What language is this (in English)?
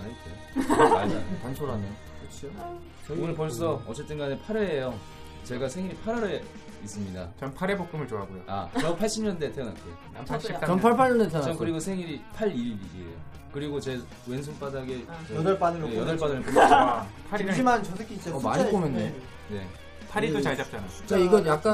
Korean